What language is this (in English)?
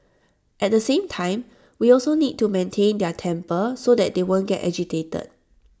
English